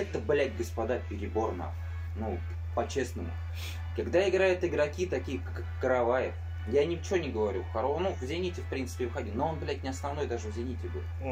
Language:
Russian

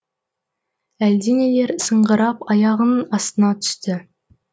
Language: Kazakh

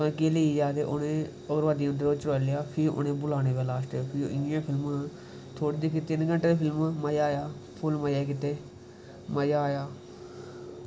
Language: Dogri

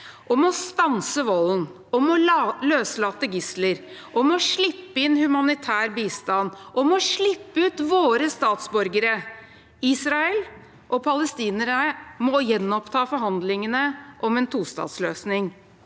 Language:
Norwegian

